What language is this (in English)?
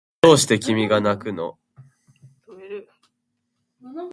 Japanese